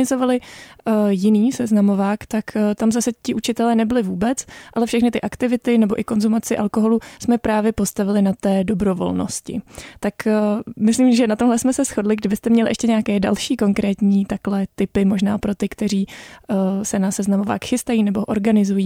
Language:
Czech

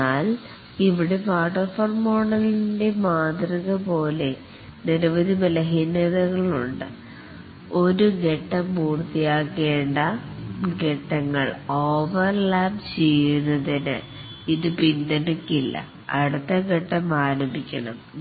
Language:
Malayalam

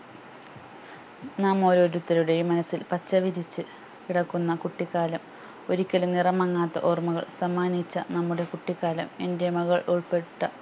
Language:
Malayalam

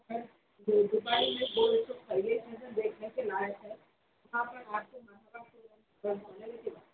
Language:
Urdu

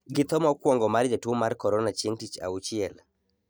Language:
Luo (Kenya and Tanzania)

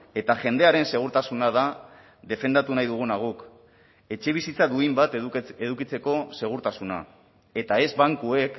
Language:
Basque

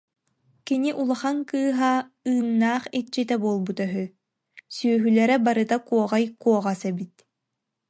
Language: Yakut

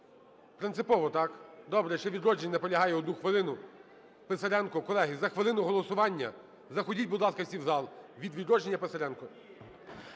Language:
Ukrainian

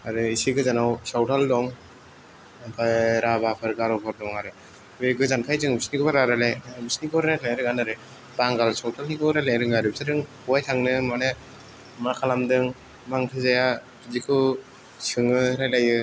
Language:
Bodo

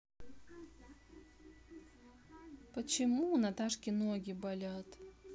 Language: Russian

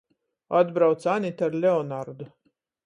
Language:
Latgalian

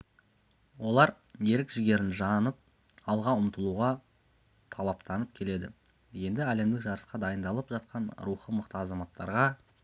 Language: Kazakh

